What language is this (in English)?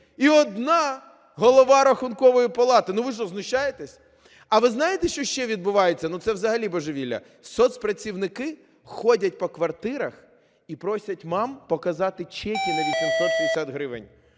Ukrainian